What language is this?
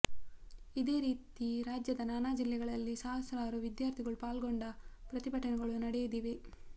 Kannada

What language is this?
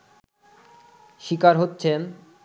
Bangla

